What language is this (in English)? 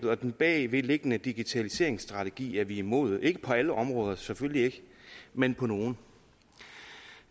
Danish